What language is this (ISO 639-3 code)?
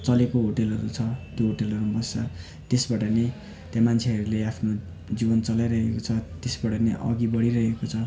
nep